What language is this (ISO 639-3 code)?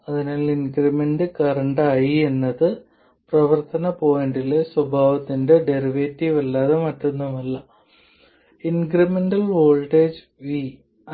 mal